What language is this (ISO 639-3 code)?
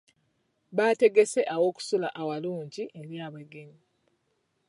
lug